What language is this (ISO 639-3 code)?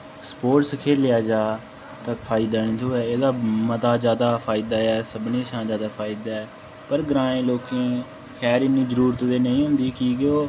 doi